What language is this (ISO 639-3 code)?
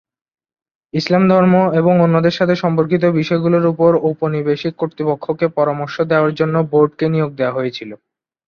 ben